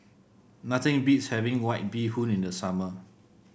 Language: English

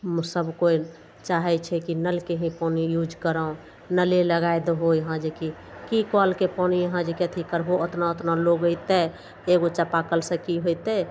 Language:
Maithili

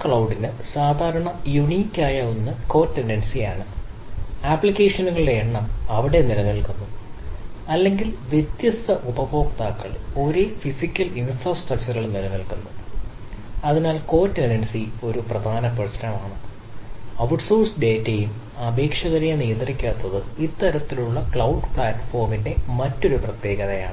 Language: Malayalam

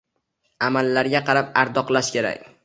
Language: Uzbek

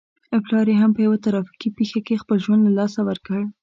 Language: Pashto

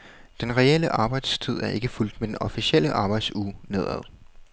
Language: Danish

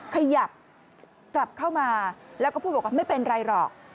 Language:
Thai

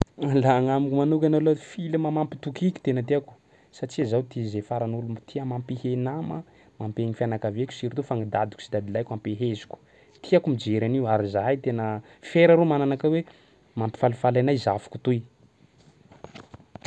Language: Sakalava Malagasy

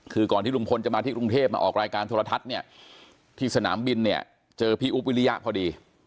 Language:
Thai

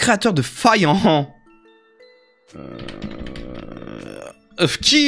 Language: French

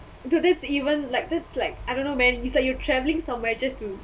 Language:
English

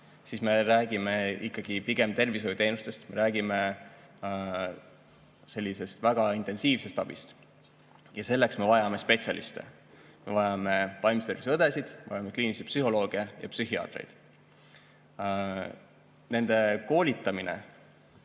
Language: Estonian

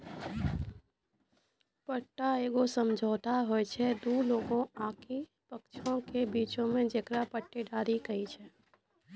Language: Maithili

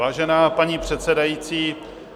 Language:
Czech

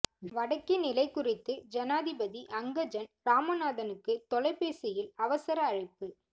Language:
Tamil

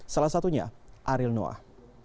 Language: Indonesian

